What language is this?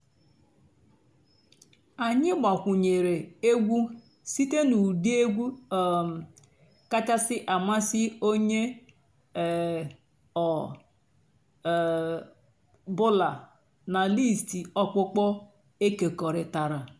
Igbo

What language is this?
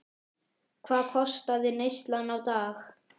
Icelandic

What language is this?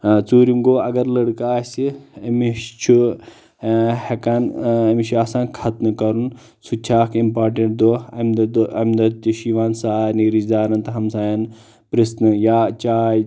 Kashmiri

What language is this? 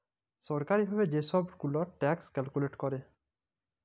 Bangla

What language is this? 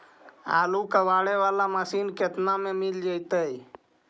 Magahi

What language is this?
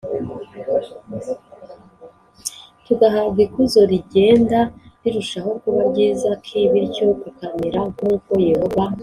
Kinyarwanda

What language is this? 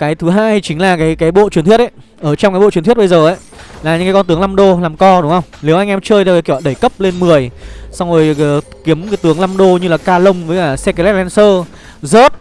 Vietnamese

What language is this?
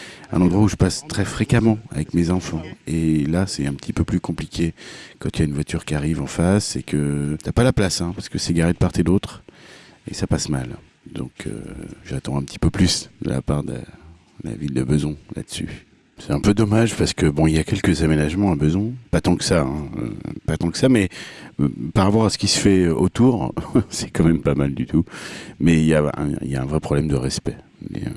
French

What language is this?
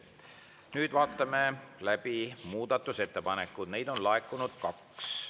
Estonian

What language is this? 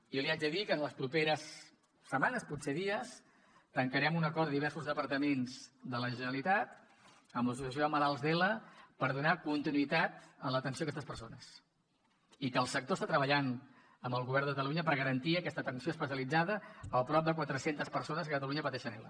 Catalan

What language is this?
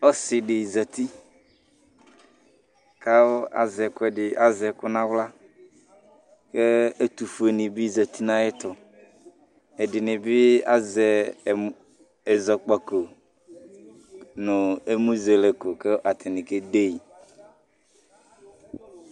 Ikposo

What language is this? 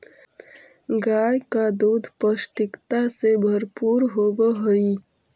Magahi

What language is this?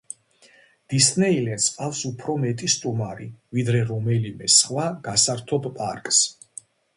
Georgian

